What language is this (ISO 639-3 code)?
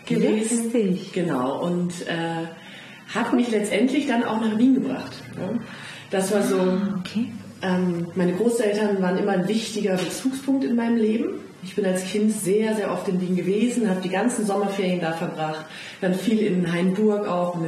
deu